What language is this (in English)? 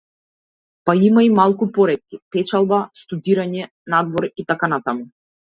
Macedonian